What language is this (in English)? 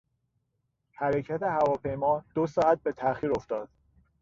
Persian